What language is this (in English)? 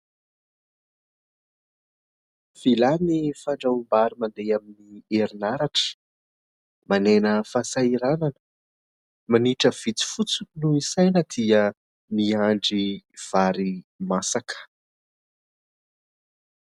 Malagasy